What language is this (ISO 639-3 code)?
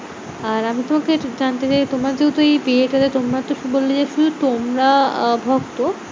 ben